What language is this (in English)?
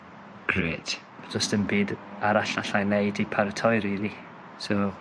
Welsh